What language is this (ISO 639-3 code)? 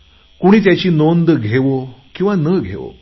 mar